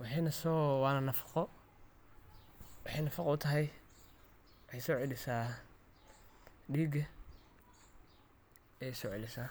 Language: Somali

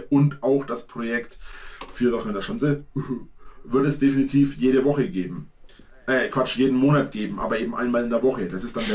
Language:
German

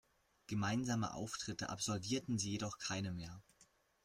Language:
German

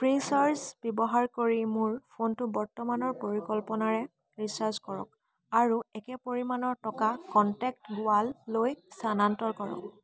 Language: Assamese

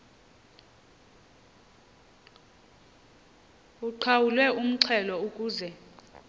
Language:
Xhosa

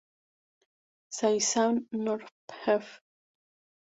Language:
Spanish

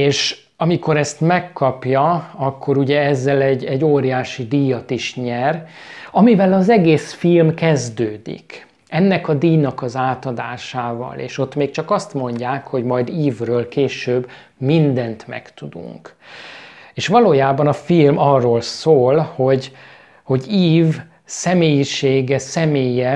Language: Hungarian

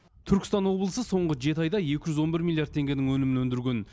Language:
Kazakh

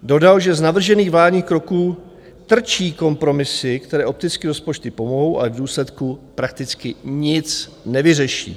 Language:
Czech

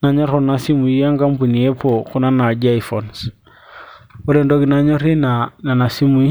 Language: Masai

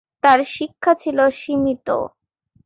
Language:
Bangla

